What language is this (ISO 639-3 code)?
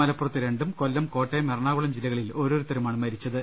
mal